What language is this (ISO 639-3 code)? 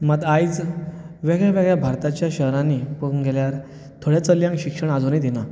kok